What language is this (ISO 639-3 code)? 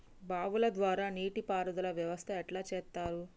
tel